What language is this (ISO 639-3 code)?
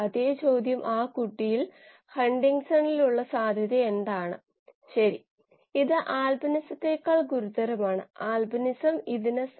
mal